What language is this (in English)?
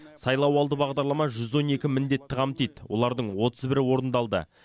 Kazakh